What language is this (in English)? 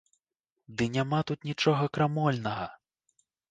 Belarusian